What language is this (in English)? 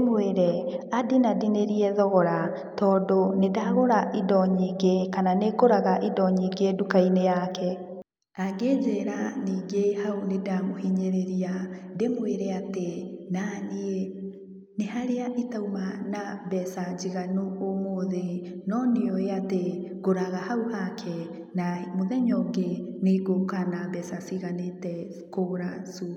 Kikuyu